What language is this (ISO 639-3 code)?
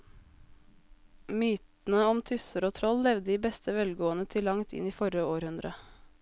nor